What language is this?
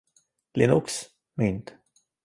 Hungarian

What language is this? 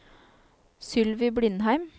Norwegian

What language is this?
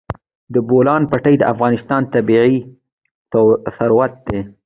Pashto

